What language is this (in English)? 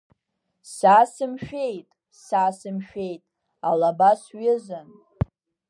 Abkhazian